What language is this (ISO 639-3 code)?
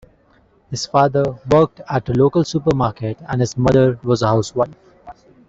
eng